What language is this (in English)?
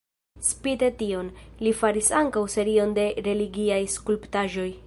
Esperanto